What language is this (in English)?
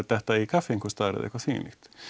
Icelandic